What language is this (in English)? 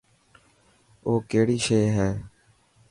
Dhatki